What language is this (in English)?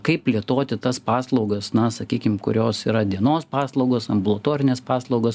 Lithuanian